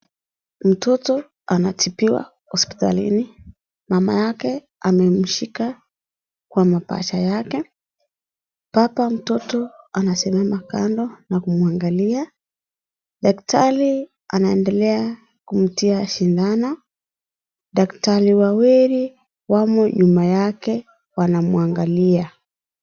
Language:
Swahili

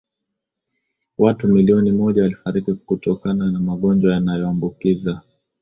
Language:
Swahili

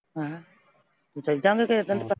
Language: Punjabi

